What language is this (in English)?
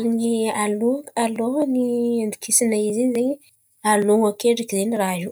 Antankarana Malagasy